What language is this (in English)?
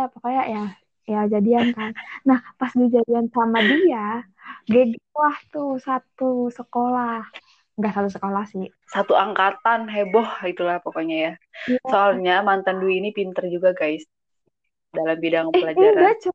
Indonesian